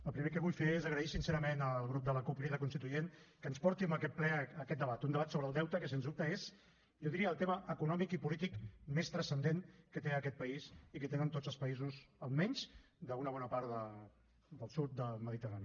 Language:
Catalan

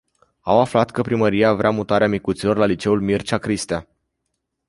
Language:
Romanian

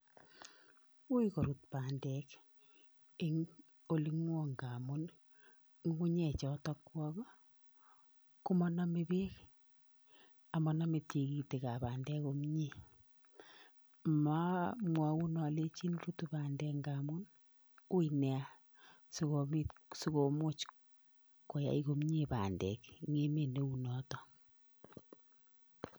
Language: Kalenjin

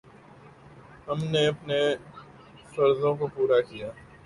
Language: Urdu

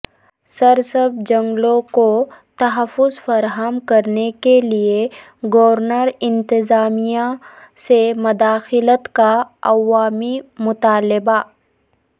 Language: Urdu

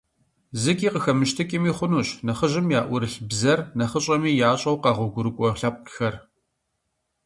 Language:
Kabardian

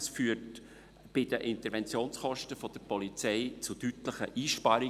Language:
Swiss German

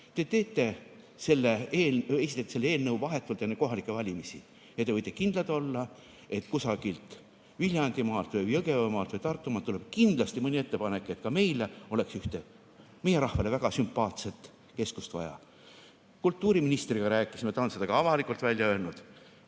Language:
Estonian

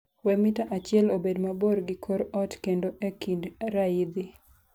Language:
Luo (Kenya and Tanzania)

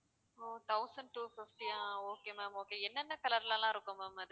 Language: Tamil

